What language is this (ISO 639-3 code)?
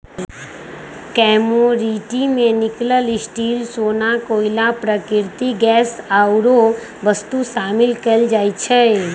mag